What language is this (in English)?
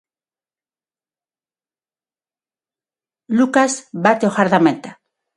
Galician